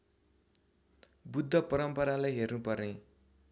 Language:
Nepali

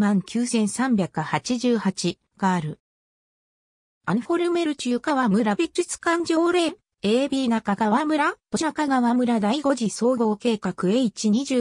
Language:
Japanese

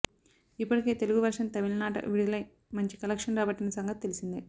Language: Telugu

